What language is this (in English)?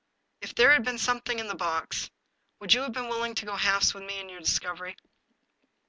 English